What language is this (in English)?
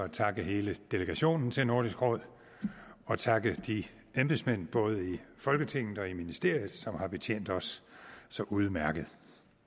Danish